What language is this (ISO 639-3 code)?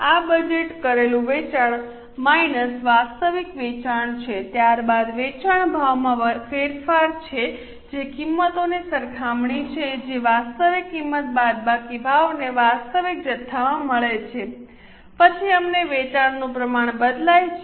guj